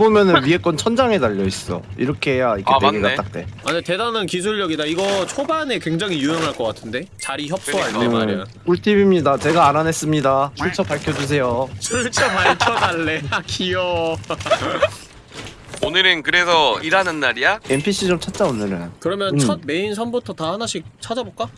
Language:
Korean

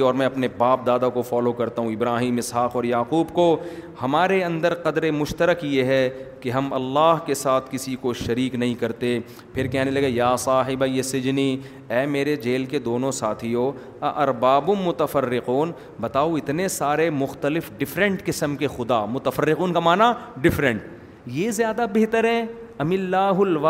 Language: Urdu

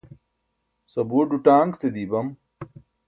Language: Burushaski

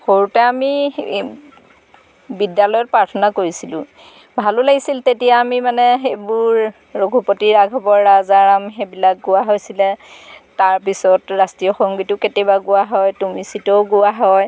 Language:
Assamese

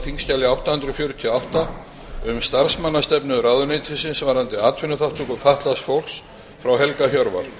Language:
Icelandic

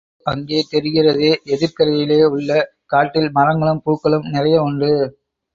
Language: Tamil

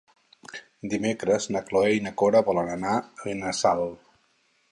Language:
Catalan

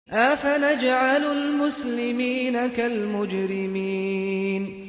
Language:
Arabic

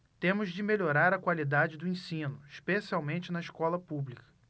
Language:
Portuguese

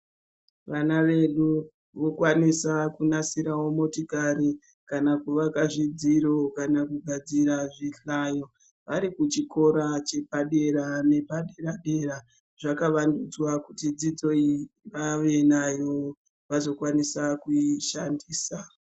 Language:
Ndau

